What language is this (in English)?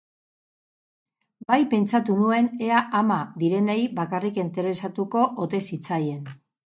Basque